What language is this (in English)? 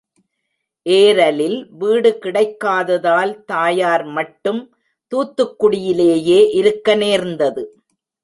Tamil